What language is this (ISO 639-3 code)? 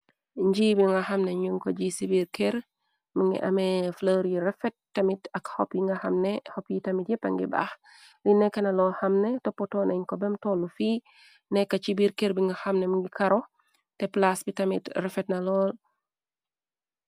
wol